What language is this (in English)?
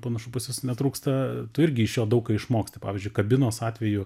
Lithuanian